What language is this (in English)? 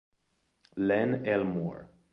Italian